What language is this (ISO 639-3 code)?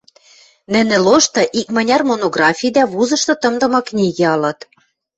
mrj